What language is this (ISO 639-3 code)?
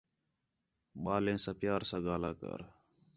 xhe